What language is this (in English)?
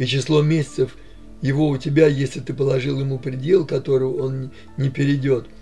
Russian